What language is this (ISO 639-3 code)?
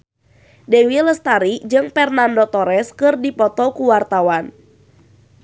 sun